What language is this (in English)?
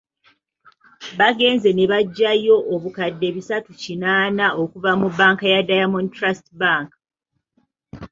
Ganda